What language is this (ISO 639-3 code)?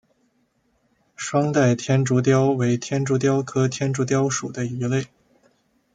zho